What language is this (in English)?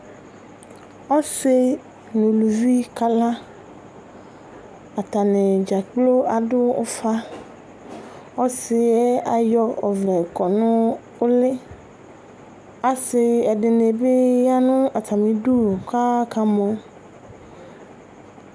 Ikposo